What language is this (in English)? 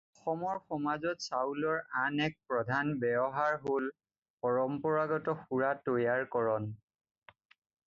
Assamese